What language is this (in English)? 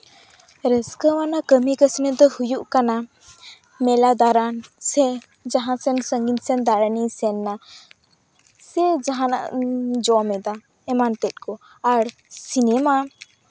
Santali